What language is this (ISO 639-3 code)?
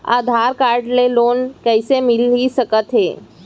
hne